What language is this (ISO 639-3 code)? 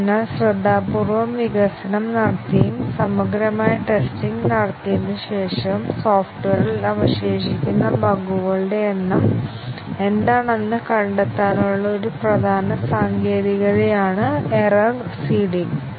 mal